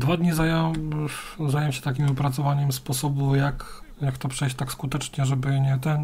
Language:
Polish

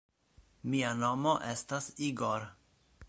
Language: Esperanto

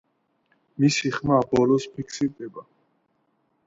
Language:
Georgian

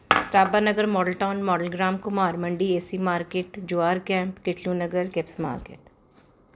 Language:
Punjabi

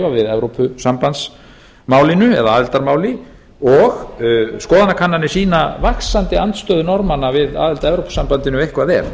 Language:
Icelandic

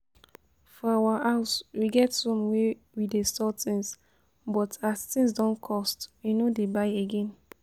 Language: Nigerian Pidgin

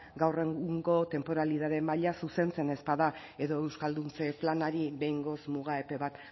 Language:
Basque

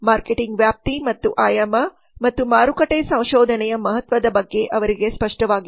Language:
Kannada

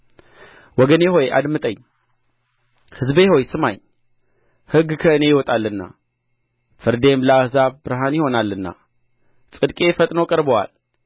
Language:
Amharic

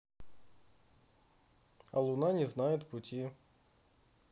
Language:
Russian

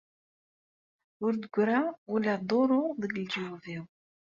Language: Kabyle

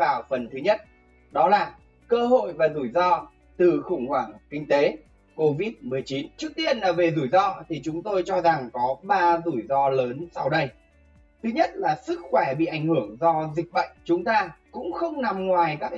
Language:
Vietnamese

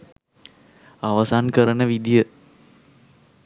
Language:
Sinhala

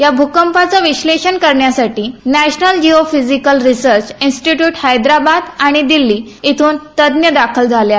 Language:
Marathi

